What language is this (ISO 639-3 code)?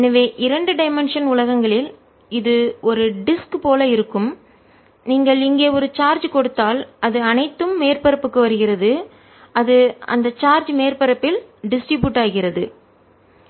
tam